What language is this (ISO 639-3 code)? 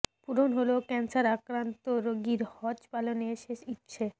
ben